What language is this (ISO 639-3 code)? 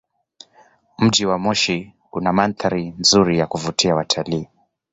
swa